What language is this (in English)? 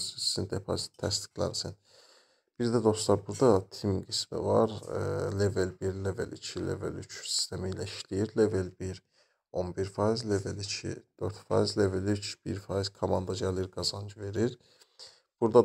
Turkish